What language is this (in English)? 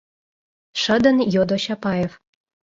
Mari